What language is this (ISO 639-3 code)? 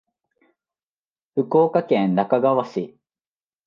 jpn